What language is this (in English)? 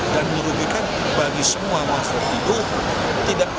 Indonesian